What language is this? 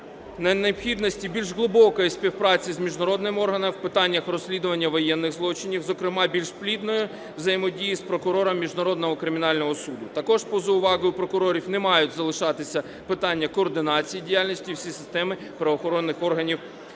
Ukrainian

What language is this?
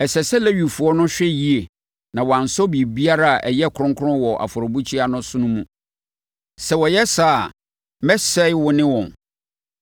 Akan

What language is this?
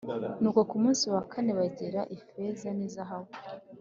Kinyarwanda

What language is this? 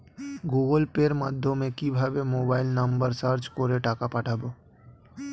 Bangla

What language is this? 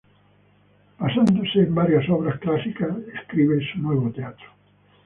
Spanish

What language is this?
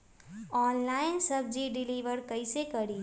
Magahi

